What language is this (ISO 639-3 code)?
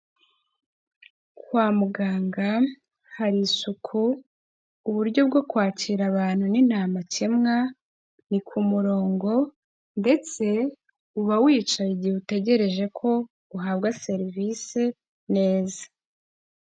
kin